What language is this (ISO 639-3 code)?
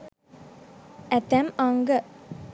sin